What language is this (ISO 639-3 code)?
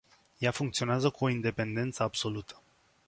ron